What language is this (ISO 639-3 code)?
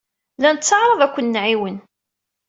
kab